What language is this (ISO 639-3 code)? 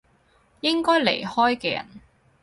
yue